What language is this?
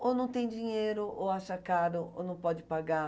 Portuguese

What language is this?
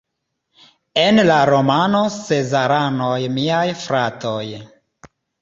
Esperanto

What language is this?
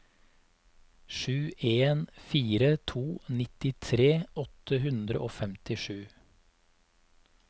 Norwegian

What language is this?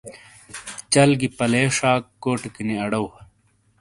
Shina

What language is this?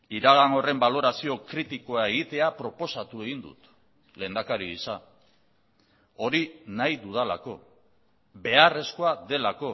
Basque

